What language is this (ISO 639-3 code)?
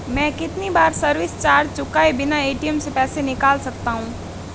hin